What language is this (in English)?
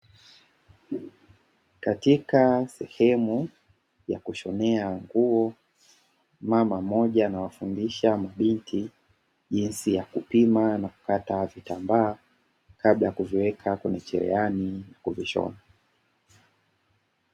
Swahili